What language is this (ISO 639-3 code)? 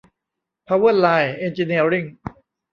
tha